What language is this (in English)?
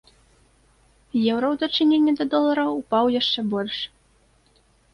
Belarusian